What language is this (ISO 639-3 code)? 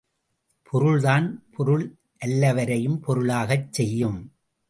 tam